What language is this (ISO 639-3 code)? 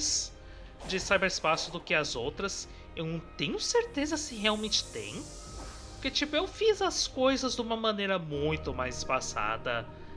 por